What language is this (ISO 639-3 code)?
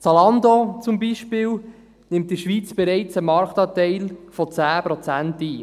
gsw